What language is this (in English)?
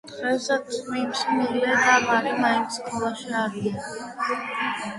Georgian